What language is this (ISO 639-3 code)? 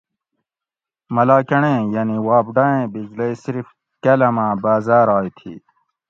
gwc